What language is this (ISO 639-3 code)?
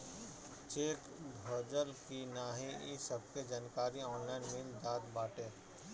bho